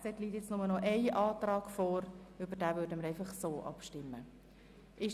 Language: Swiss German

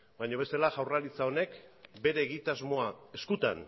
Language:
Basque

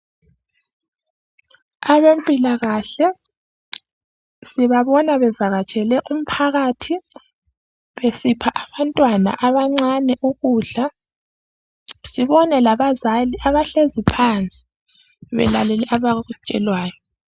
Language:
North Ndebele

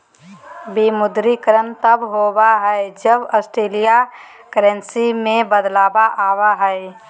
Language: Magahi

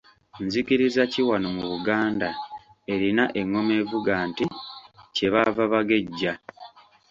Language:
Ganda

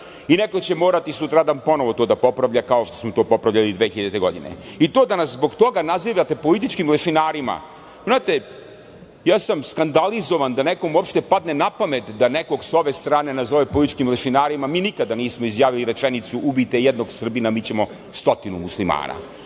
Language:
Serbian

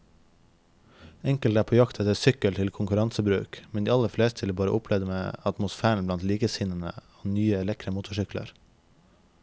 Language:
Norwegian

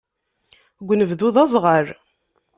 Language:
Kabyle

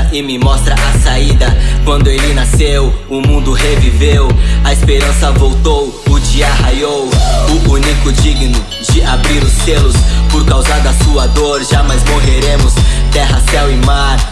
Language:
Portuguese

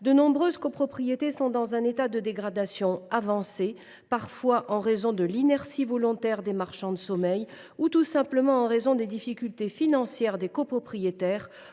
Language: French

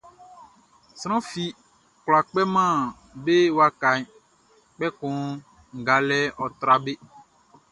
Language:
Baoulé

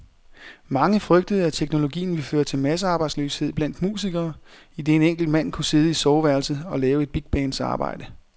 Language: Danish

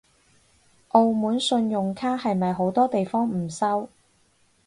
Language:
Cantonese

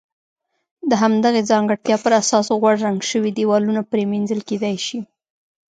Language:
Pashto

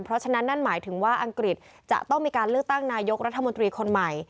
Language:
Thai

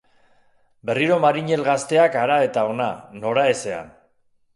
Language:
Basque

